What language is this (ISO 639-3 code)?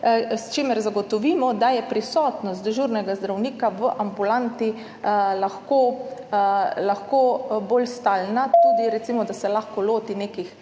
slv